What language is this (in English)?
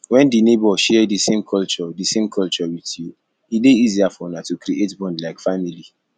Nigerian Pidgin